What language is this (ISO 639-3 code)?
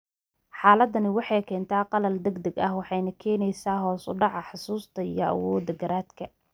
som